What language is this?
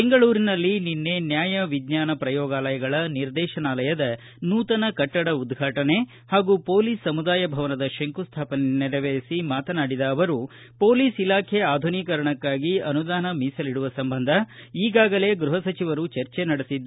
Kannada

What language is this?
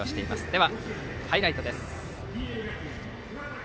Japanese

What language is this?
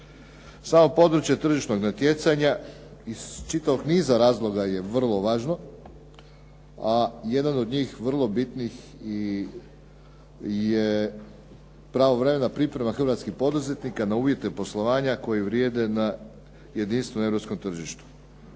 Croatian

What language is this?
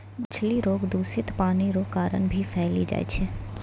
Maithili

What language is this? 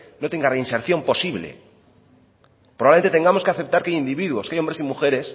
Spanish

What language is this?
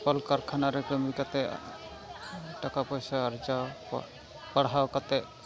Santali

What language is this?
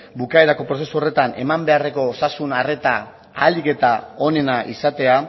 Basque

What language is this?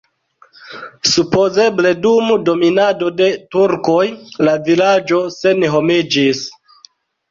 Esperanto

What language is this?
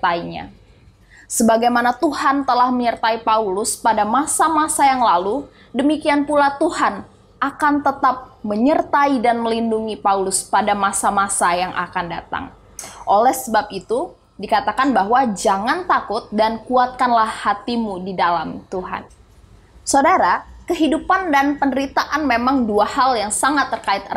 Indonesian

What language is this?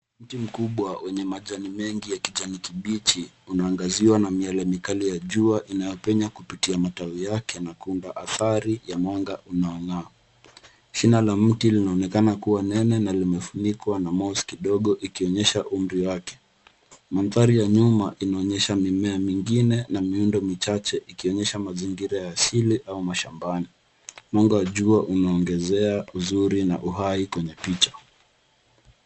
Swahili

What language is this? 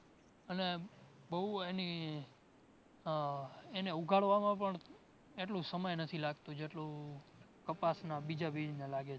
Gujarati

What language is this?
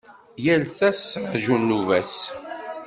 Kabyle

